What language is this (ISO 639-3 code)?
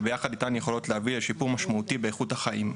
heb